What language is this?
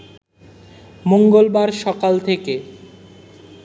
Bangla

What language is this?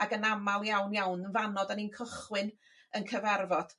Welsh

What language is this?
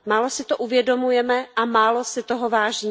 Czech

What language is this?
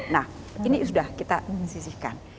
Indonesian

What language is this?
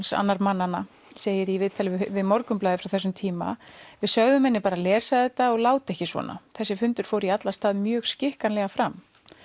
Icelandic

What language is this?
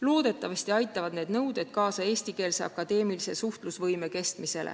Estonian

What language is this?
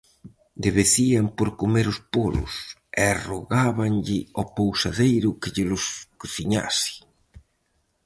Galician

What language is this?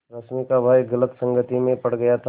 Hindi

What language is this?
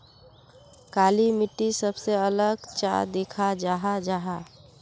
Magahi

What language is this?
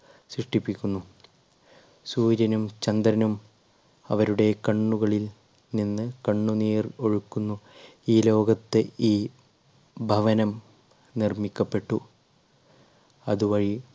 Malayalam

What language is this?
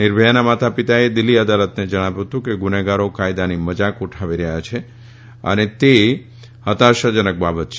Gujarati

